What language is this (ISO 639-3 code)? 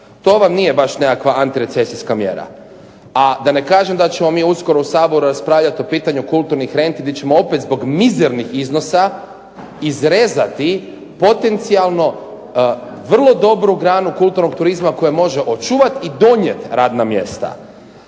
hrv